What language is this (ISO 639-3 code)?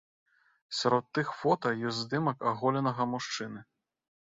bel